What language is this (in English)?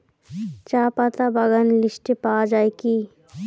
Bangla